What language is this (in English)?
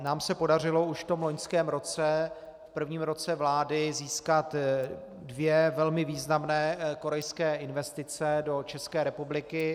Czech